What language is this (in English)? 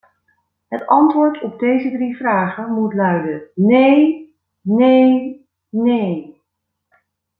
Dutch